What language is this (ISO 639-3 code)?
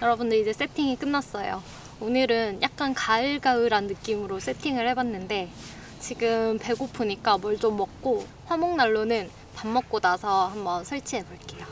kor